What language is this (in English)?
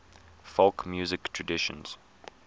English